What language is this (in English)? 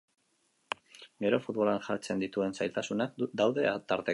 Basque